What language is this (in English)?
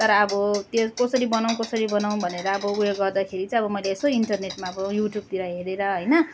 Nepali